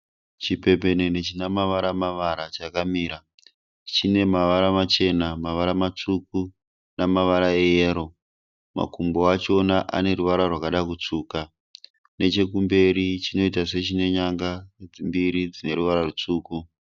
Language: Shona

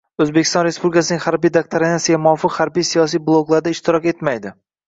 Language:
Uzbek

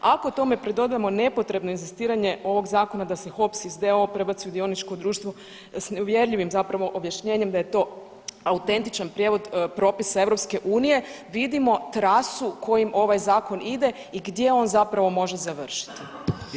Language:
Croatian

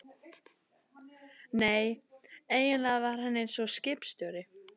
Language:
Icelandic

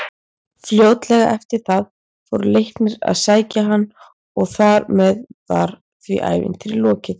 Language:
Icelandic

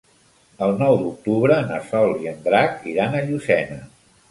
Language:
Catalan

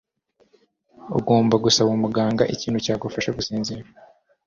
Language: Kinyarwanda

